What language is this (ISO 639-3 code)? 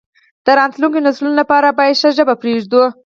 pus